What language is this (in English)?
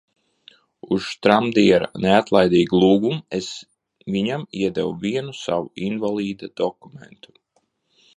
Latvian